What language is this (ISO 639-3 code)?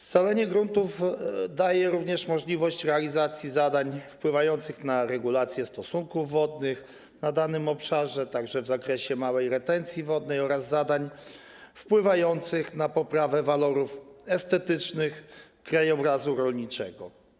pol